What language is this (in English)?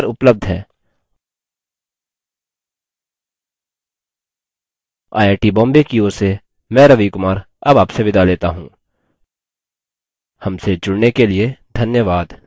Hindi